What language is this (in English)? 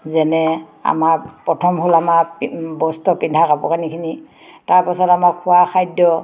Assamese